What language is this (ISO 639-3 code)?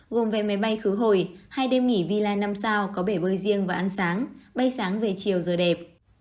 vie